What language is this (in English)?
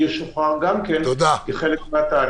Hebrew